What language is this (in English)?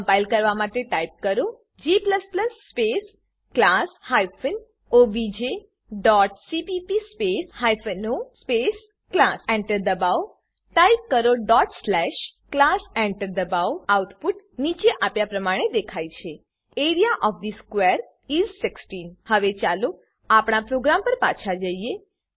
Gujarati